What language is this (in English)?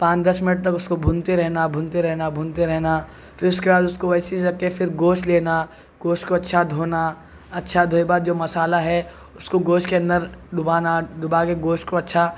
Urdu